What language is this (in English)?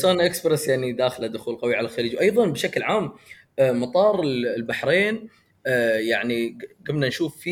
Arabic